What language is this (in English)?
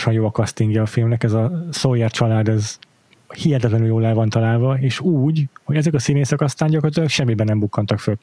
Hungarian